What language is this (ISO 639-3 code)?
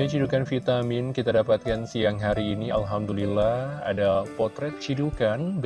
ind